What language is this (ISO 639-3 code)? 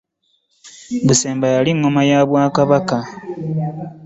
lug